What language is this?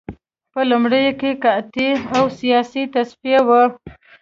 Pashto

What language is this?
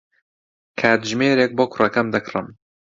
Central Kurdish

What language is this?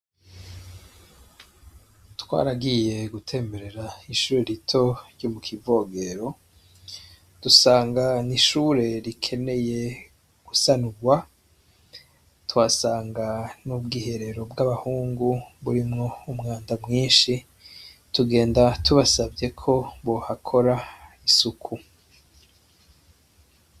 Rundi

